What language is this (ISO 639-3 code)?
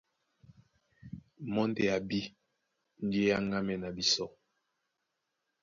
dua